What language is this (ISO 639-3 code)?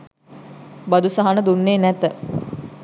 sin